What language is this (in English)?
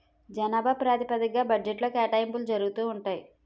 Telugu